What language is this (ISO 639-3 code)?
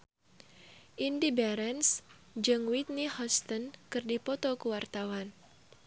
sun